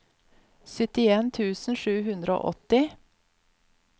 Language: Norwegian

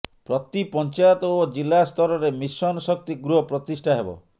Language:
Odia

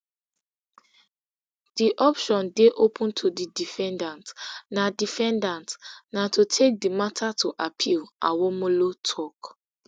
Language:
Nigerian Pidgin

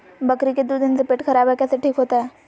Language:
Magahi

